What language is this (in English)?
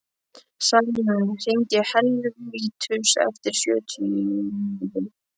Icelandic